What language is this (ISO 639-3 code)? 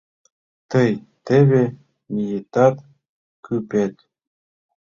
chm